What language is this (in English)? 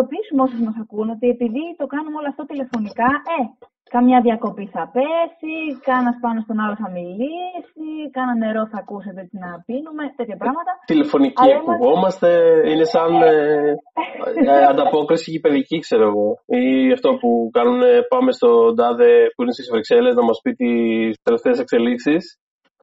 Greek